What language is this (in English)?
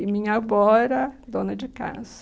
Portuguese